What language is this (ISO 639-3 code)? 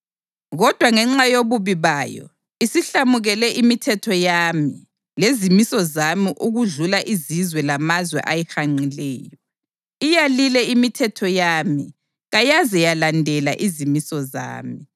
nde